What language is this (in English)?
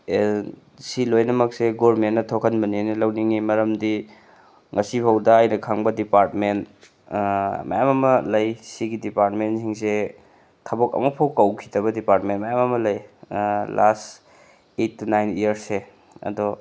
Manipuri